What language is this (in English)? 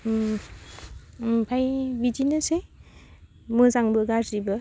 Bodo